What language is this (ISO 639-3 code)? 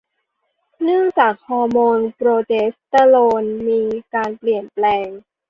tha